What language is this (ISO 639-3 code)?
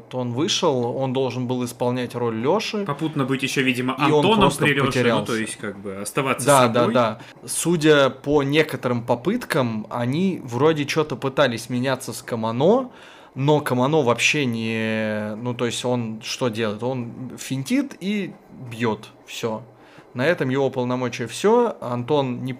rus